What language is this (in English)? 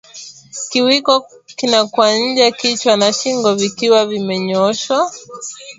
Swahili